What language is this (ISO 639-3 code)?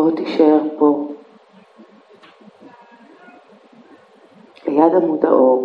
heb